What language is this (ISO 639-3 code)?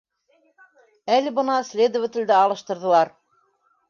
bak